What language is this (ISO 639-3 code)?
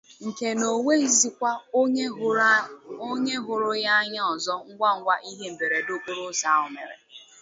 ibo